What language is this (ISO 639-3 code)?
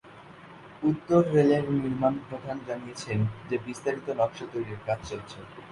ben